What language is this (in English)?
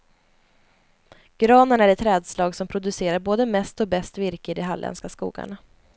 Swedish